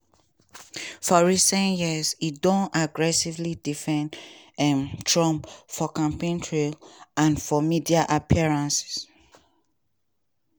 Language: Nigerian Pidgin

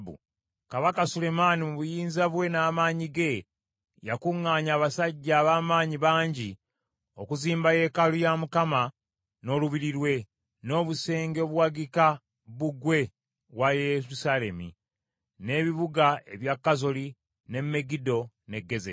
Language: Ganda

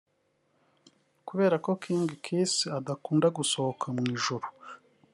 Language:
Kinyarwanda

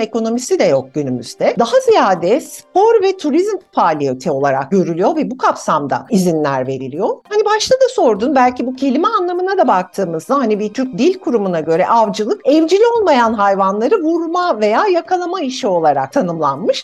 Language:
Turkish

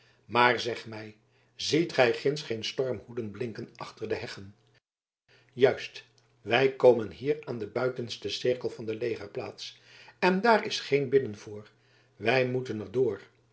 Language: Dutch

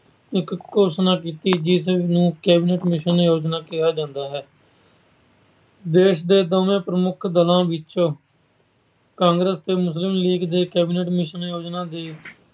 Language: Punjabi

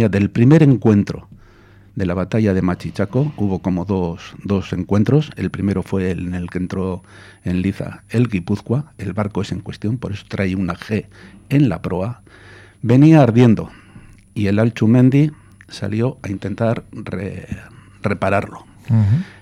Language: Spanish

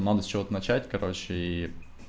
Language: Russian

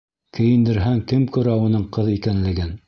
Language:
Bashkir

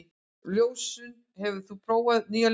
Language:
Icelandic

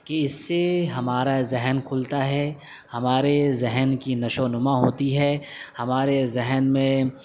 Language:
Urdu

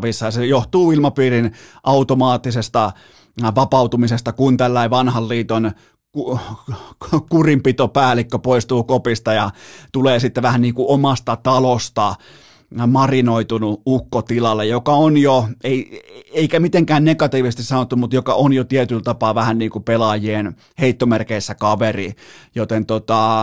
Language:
Finnish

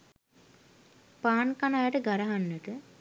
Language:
Sinhala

